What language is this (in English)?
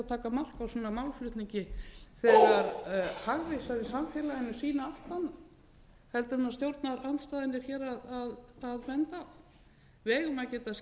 Icelandic